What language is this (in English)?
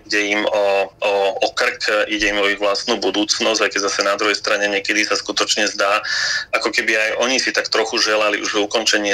Slovak